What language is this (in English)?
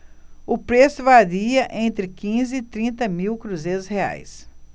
Portuguese